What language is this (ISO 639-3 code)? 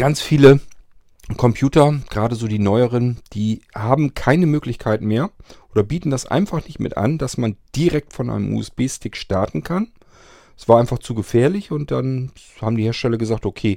deu